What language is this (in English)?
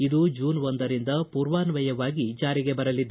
Kannada